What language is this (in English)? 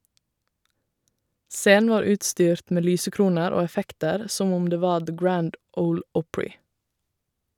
Norwegian